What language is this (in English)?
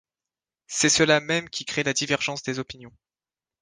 French